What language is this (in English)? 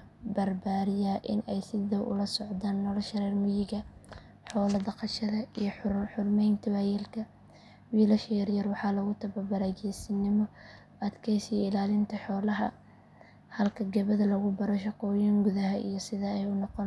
Somali